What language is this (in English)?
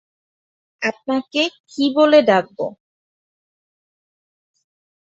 Bangla